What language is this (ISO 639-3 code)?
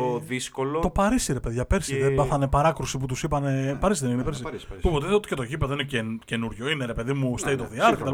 ell